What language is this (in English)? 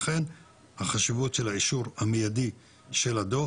Hebrew